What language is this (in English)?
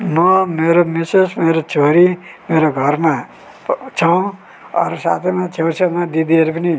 Nepali